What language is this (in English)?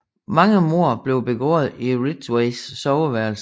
Danish